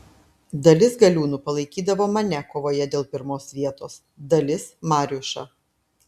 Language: Lithuanian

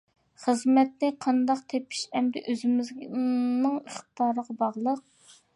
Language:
Uyghur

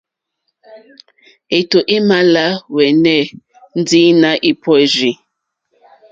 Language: Mokpwe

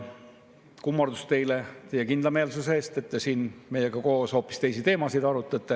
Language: Estonian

